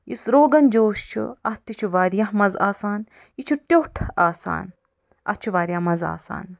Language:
Kashmiri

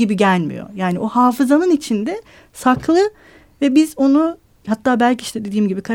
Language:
Turkish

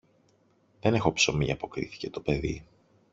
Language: Greek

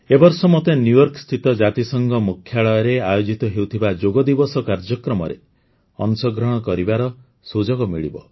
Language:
Odia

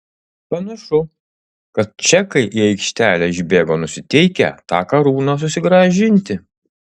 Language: Lithuanian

